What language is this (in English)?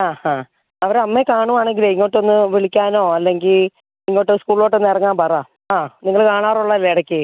Malayalam